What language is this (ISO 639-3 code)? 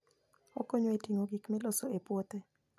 luo